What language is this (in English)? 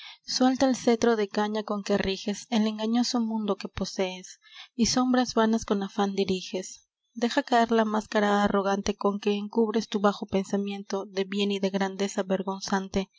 Spanish